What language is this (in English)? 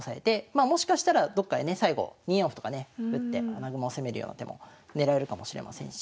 Japanese